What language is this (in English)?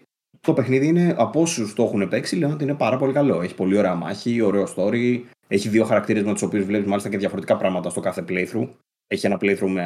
Greek